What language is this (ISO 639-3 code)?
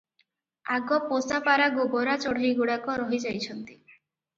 ori